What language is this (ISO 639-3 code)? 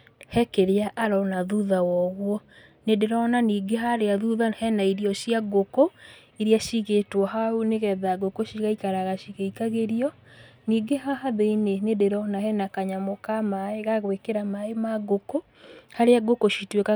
kik